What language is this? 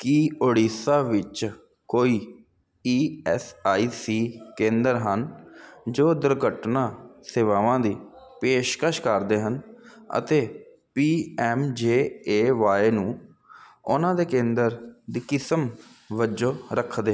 Punjabi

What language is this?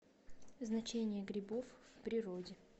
Russian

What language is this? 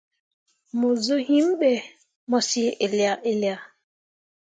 Mundang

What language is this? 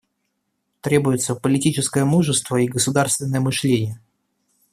Russian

